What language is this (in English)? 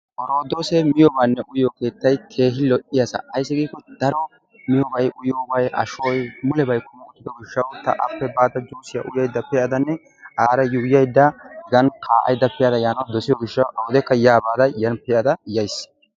Wolaytta